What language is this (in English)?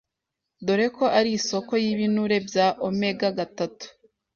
Kinyarwanda